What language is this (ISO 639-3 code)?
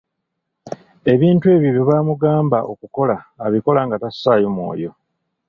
lug